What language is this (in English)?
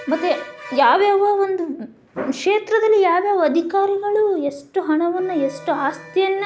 Kannada